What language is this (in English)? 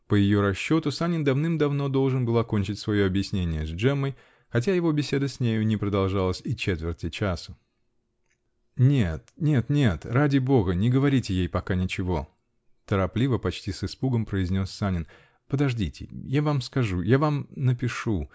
Russian